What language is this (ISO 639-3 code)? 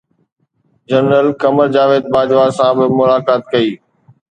snd